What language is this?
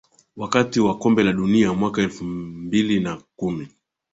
Swahili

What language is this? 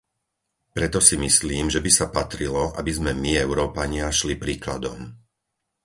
Slovak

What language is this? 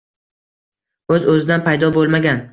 Uzbek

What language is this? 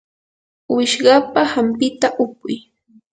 Yanahuanca Pasco Quechua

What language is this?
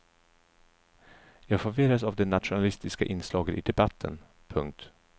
Swedish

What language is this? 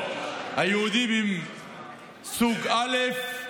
Hebrew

